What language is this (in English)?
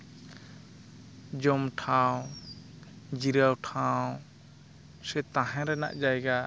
Santali